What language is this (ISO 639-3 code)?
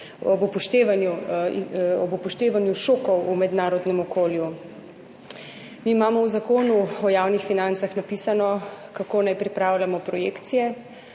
slv